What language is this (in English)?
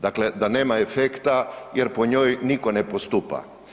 Croatian